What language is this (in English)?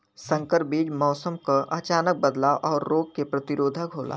Bhojpuri